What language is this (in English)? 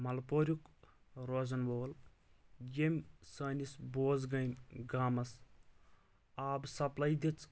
Kashmiri